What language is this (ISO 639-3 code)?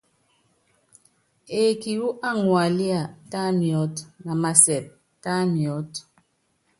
yav